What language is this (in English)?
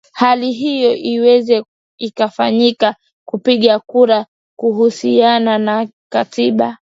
Swahili